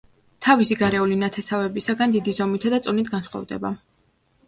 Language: Georgian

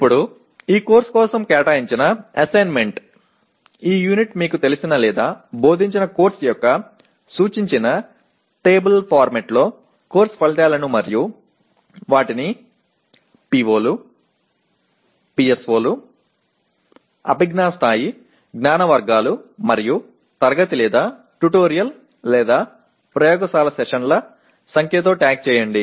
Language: Telugu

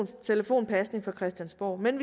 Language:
Danish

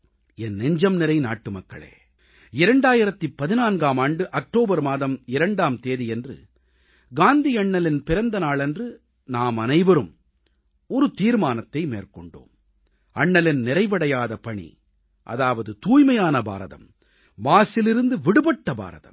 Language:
Tamil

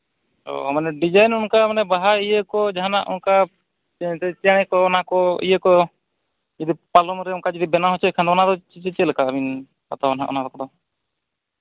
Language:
Santali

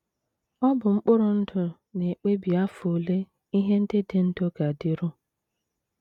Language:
Igbo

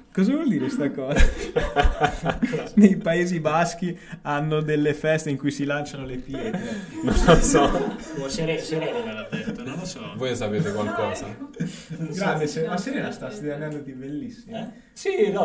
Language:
Italian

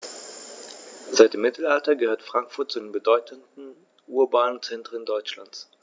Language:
German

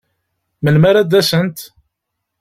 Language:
Kabyle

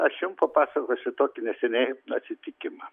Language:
Lithuanian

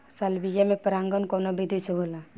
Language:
Bhojpuri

